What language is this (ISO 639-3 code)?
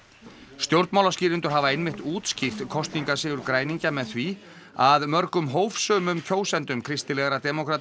isl